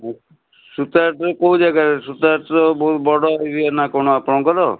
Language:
Odia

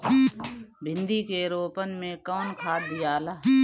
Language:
Bhojpuri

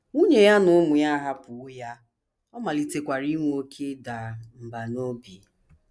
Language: Igbo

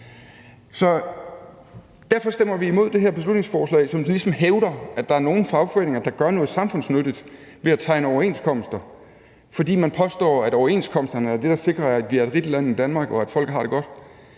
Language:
Danish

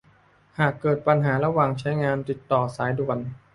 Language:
Thai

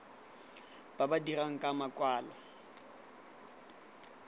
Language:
Tswana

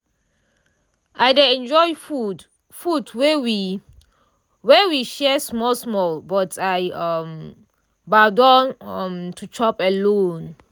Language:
Nigerian Pidgin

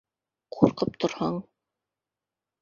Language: Bashkir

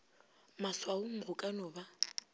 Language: Northern Sotho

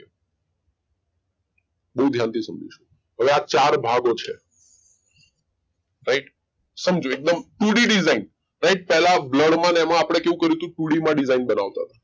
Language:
Gujarati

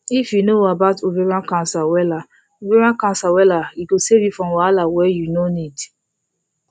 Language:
Nigerian Pidgin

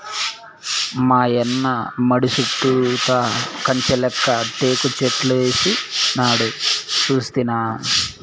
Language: Telugu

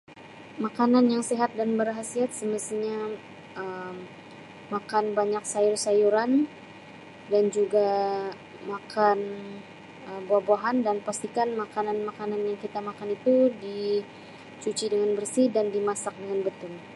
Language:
Sabah Malay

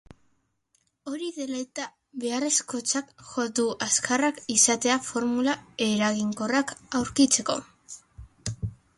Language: Basque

